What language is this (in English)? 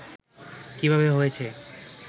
Bangla